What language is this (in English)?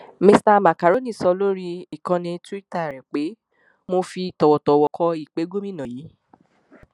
Yoruba